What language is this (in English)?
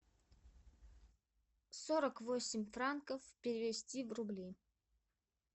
Russian